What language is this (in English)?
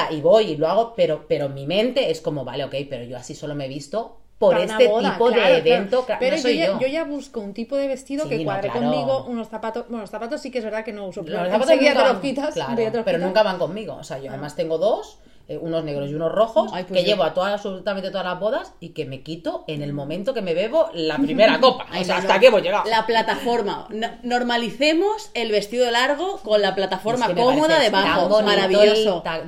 Spanish